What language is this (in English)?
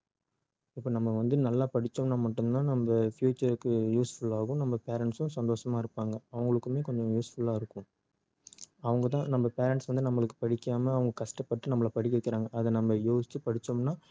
Tamil